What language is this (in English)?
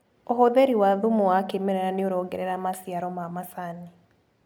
Kikuyu